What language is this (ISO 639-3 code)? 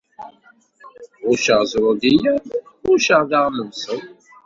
kab